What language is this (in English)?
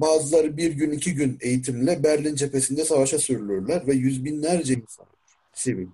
Turkish